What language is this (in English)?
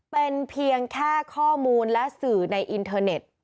Thai